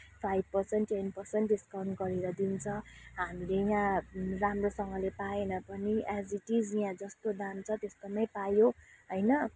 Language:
Nepali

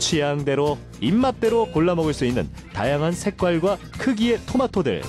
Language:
Korean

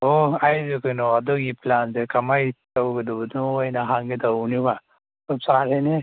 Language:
Manipuri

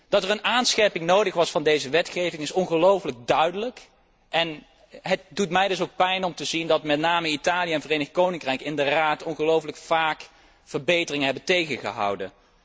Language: Dutch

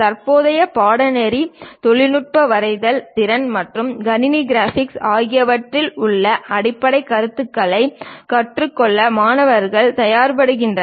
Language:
Tamil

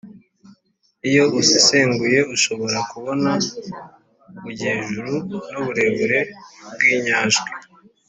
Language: Kinyarwanda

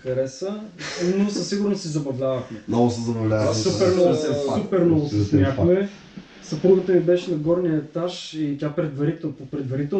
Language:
Bulgarian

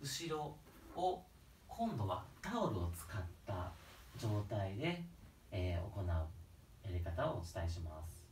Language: Japanese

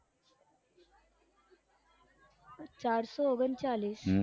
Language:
Gujarati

